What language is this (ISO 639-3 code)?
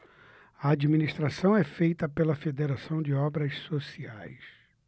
por